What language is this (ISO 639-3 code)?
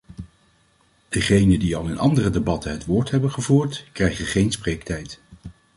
nld